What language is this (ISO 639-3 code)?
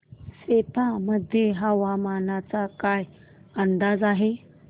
mar